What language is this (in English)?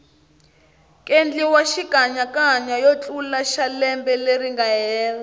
Tsonga